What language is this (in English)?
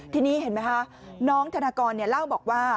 Thai